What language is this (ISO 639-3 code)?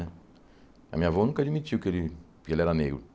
por